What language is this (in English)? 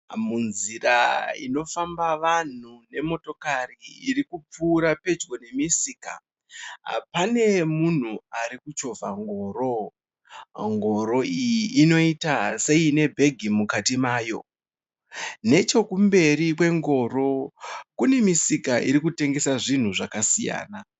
Shona